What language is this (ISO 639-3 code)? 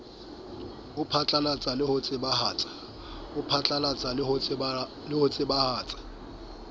sot